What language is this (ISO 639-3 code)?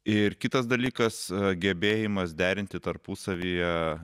lit